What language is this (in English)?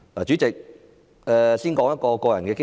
Cantonese